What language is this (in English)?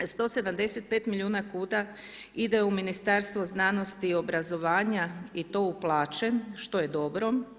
Croatian